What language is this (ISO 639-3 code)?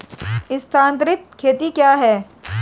hin